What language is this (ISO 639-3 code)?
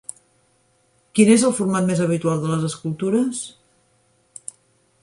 cat